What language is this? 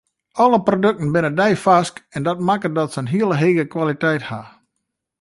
Western Frisian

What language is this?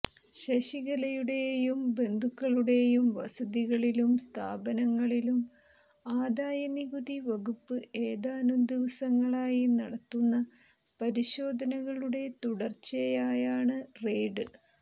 Malayalam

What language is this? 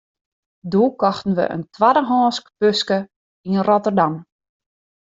Western Frisian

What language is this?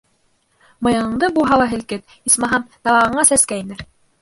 Bashkir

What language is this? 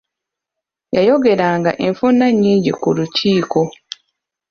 Ganda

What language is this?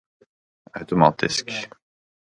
Norwegian Bokmål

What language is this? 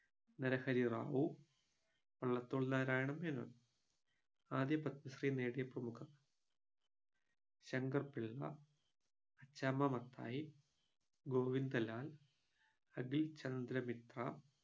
Malayalam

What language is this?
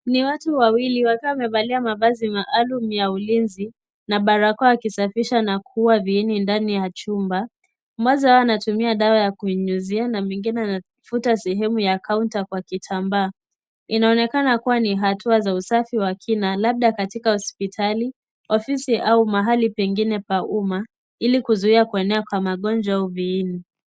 Swahili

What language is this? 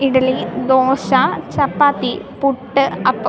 Malayalam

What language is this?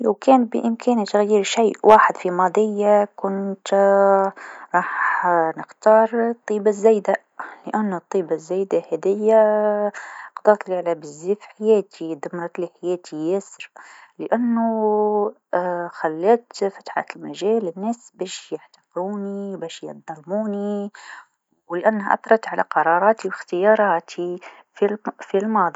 Tunisian Arabic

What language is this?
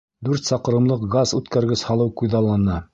Bashkir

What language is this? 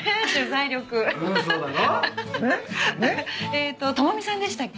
Japanese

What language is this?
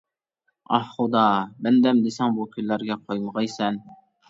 Uyghur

